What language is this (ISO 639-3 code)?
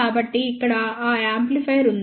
tel